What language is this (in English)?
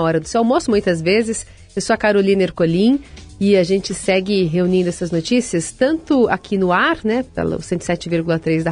Portuguese